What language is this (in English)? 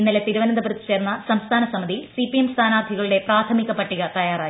Malayalam